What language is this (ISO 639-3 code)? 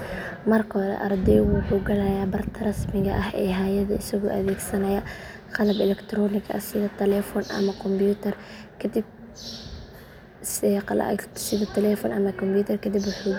som